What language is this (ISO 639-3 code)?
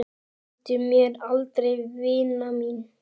isl